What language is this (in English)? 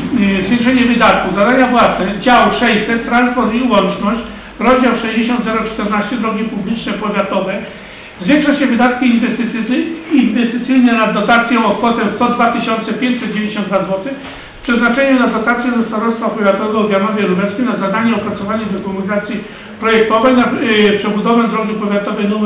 Polish